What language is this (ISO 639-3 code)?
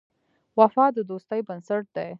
pus